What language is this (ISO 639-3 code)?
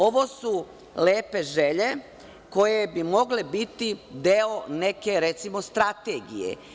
srp